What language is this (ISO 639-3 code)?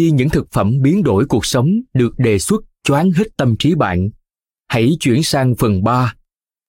vie